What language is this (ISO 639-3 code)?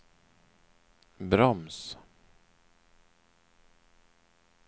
swe